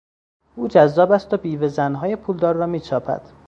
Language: Persian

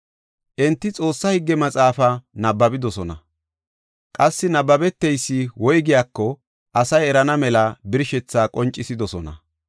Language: Gofa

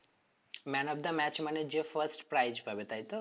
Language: Bangla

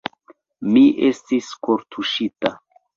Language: Esperanto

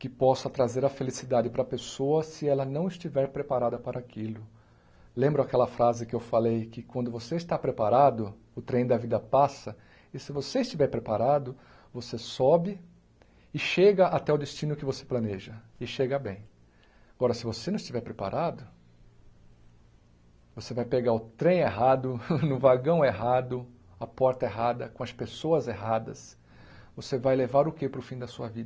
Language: Portuguese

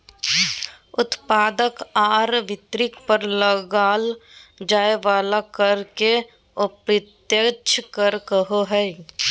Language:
Magahi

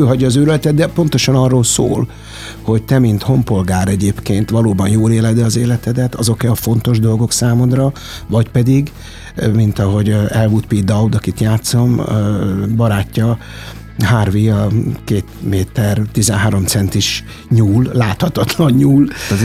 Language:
Hungarian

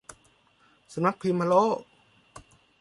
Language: Thai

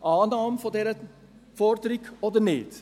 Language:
Swiss German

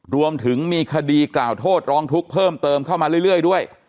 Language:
Thai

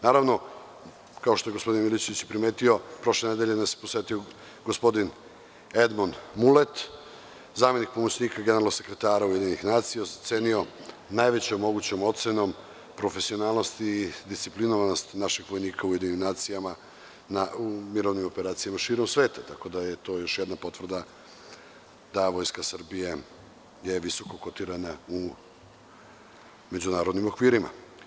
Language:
Serbian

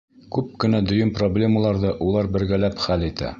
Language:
Bashkir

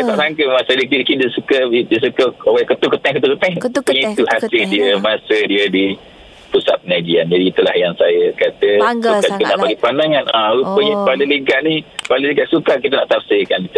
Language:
Malay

